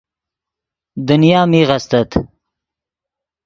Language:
Yidgha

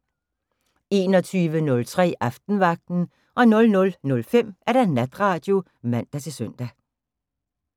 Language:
Danish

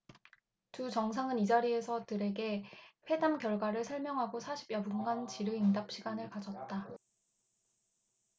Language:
Korean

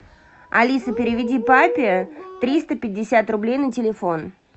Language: Russian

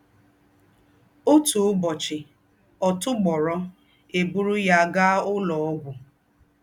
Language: Igbo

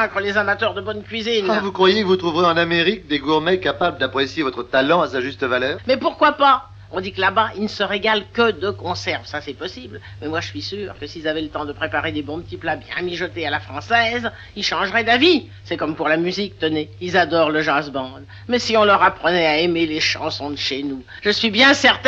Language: French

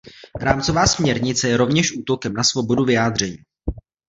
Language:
Czech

